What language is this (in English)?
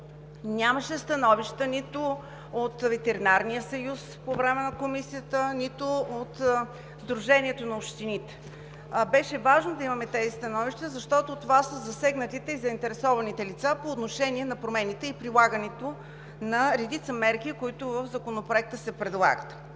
Bulgarian